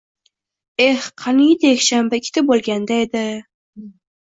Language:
Uzbek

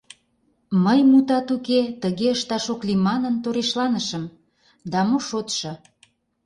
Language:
Mari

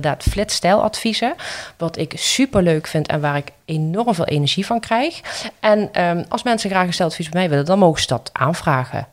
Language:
Dutch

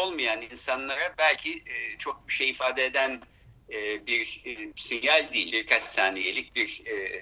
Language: Turkish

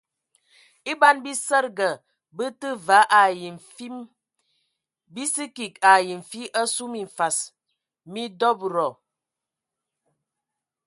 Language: Ewondo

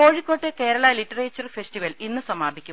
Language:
Malayalam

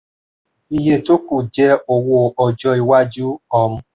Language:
Yoruba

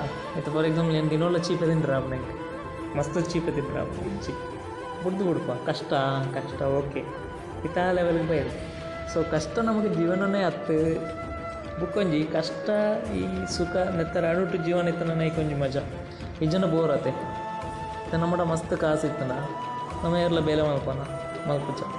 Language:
Kannada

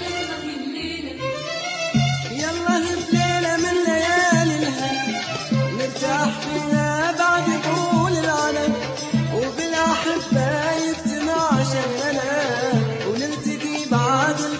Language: Arabic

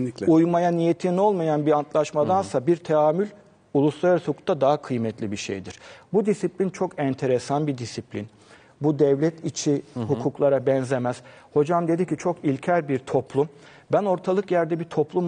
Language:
Turkish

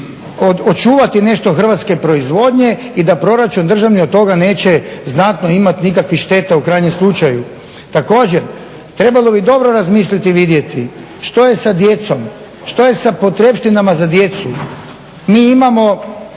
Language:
Croatian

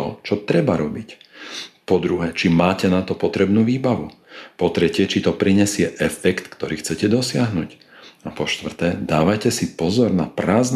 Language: Slovak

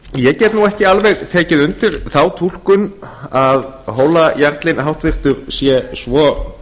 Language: Icelandic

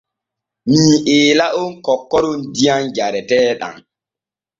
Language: Borgu Fulfulde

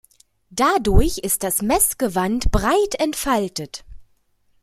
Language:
German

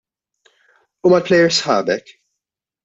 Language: Maltese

